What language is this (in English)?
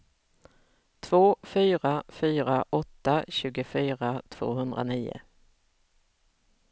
Swedish